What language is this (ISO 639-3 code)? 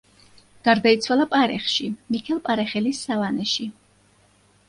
kat